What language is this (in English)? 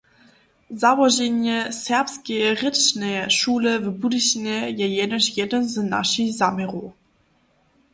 Upper Sorbian